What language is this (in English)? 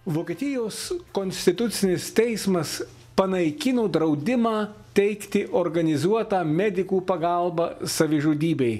Lithuanian